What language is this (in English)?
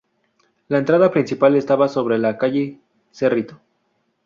Spanish